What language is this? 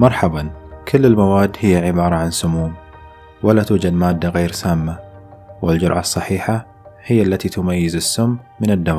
Arabic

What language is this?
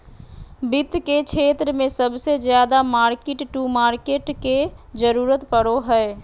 Magahi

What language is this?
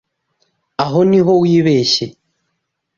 Kinyarwanda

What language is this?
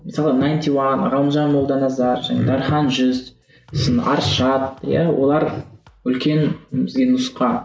Kazakh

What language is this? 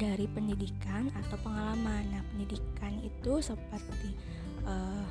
Indonesian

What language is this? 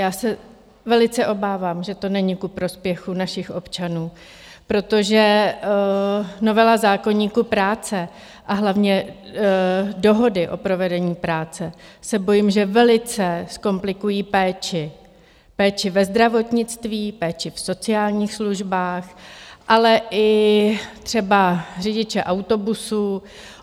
Czech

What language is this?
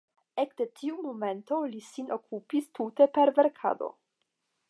Esperanto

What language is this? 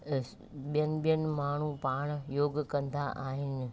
Sindhi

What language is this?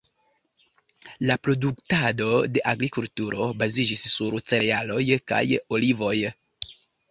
Esperanto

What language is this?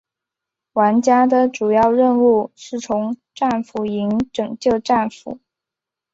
Chinese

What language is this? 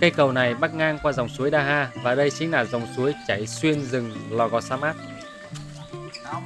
Vietnamese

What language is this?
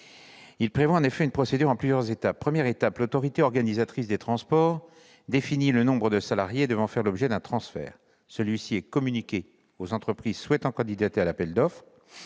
French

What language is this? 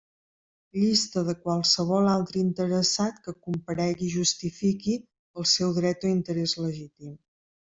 Catalan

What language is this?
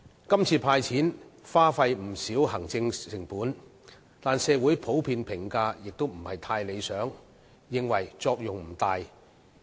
Cantonese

